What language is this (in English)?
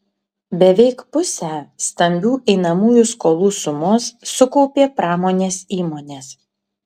Lithuanian